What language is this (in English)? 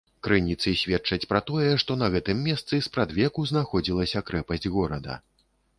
Belarusian